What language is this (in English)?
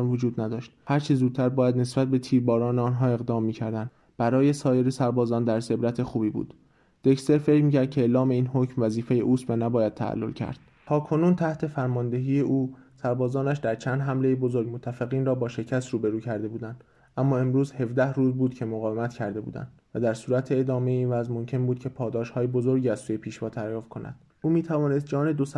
Persian